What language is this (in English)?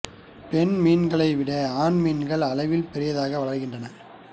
Tamil